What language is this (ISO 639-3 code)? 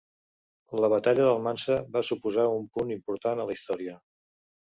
cat